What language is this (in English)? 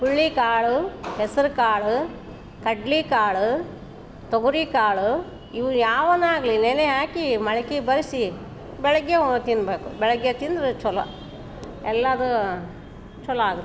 Kannada